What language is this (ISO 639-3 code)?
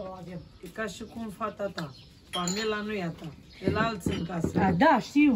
ron